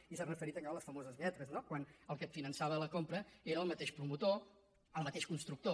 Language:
Catalan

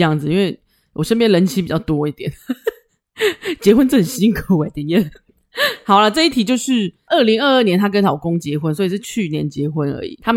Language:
Chinese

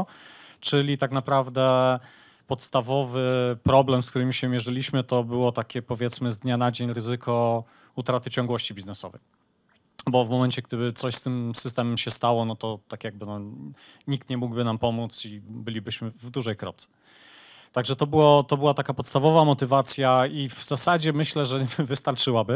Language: Polish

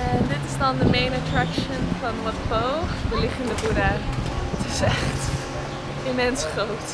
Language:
Dutch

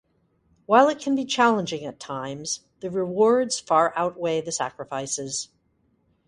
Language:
English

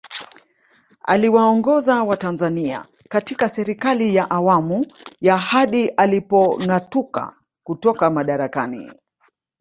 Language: Swahili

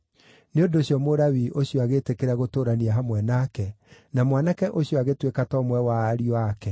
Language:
Kikuyu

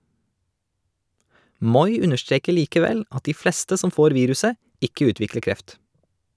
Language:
Norwegian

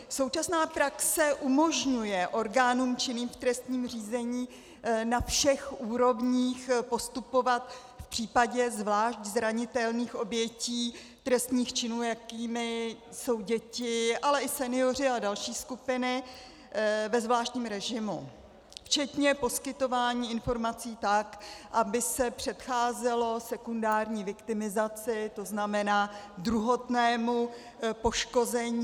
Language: Czech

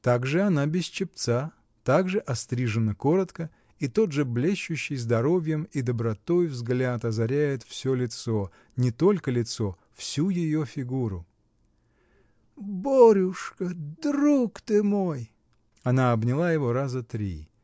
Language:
Russian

